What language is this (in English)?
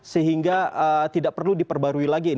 Indonesian